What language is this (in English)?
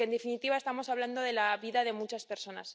Spanish